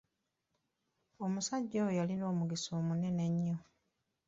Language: Ganda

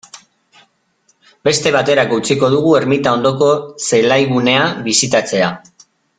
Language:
Basque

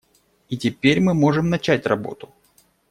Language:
Russian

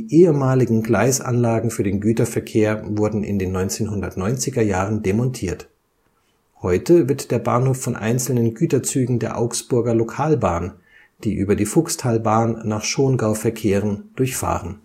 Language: German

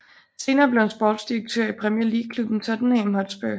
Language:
Danish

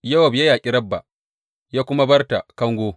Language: Hausa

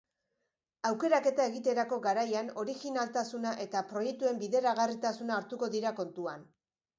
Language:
Basque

